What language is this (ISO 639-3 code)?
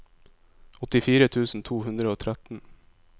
nor